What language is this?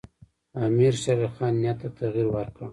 Pashto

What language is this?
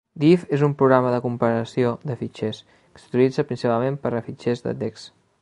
Catalan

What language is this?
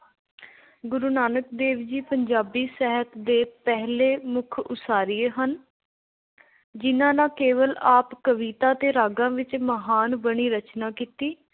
Punjabi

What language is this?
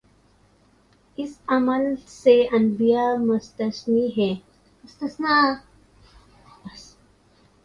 Urdu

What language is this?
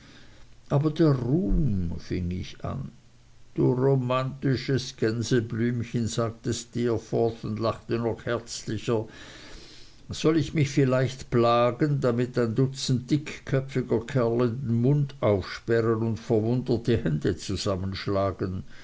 German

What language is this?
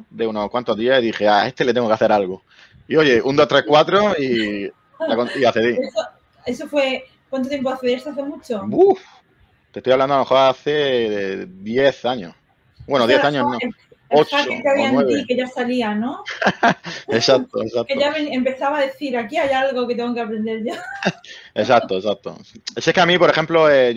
Spanish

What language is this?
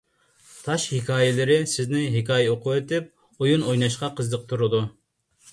Uyghur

